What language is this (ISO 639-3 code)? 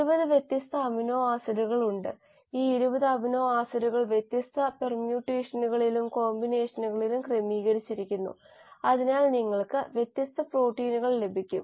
mal